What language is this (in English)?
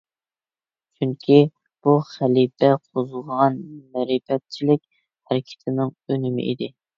Uyghur